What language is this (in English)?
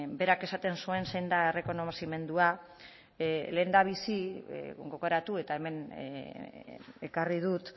Basque